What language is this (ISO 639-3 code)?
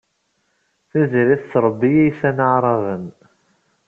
kab